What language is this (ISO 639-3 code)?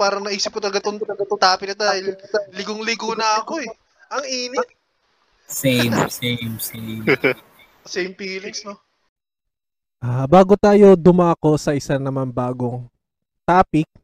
fil